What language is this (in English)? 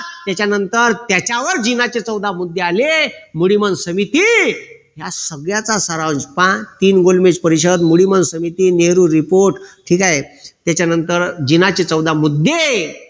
Marathi